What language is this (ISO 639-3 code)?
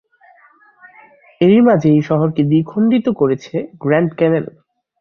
ben